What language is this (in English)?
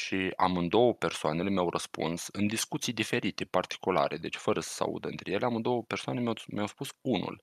Romanian